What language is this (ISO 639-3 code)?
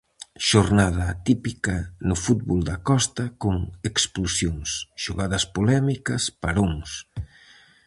glg